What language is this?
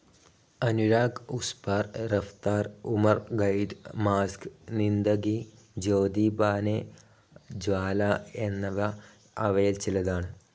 Malayalam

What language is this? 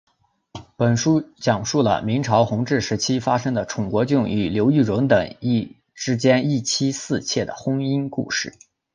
Chinese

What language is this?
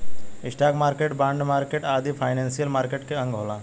Bhojpuri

